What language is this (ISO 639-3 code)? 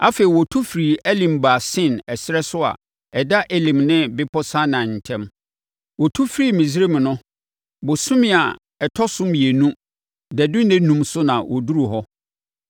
aka